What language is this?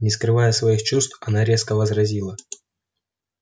Russian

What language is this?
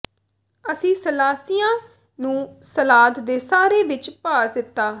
Punjabi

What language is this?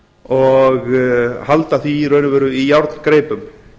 Icelandic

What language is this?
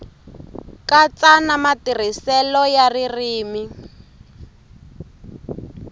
Tsonga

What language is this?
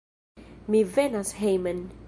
Esperanto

